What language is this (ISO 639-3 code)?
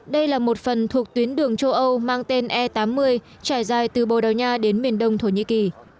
vie